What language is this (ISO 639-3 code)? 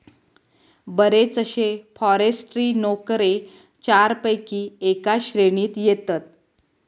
mar